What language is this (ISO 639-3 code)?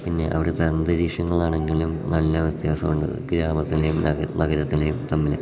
mal